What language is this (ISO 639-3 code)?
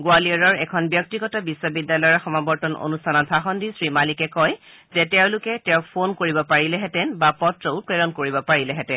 asm